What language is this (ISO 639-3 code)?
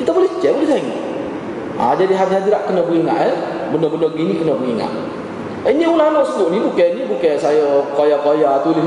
msa